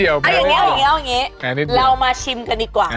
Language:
Thai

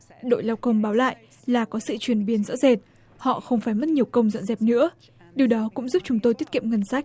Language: Vietnamese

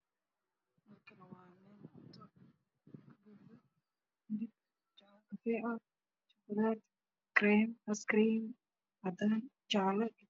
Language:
Somali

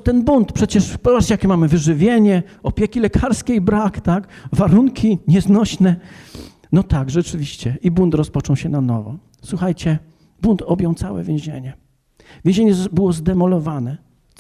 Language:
Polish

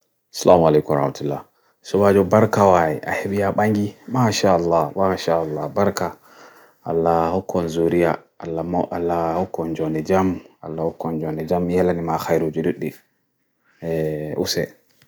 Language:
Bagirmi Fulfulde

